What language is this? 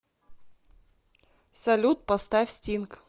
Russian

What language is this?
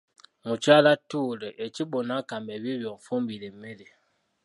Ganda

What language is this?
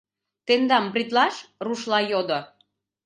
Mari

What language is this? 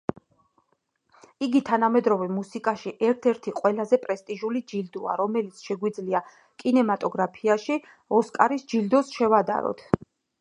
Georgian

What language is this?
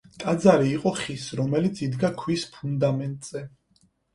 Georgian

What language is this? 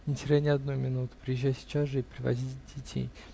Russian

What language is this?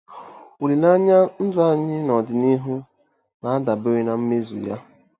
Igbo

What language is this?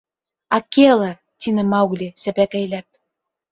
Bashkir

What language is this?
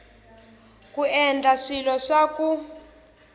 Tsonga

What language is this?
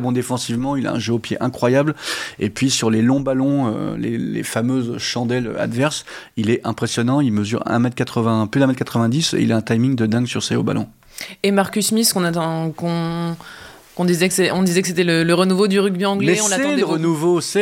French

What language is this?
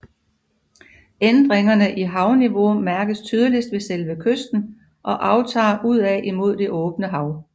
Danish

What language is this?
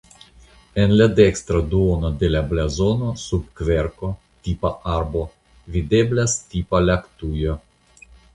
Esperanto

